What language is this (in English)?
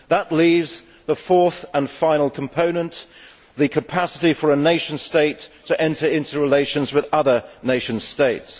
English